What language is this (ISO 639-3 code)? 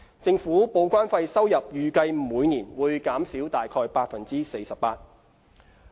yue